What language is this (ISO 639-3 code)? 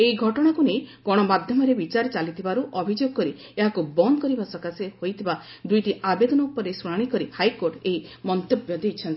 ori